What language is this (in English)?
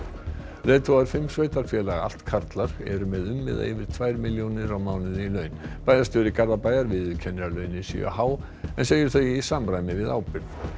Icelandic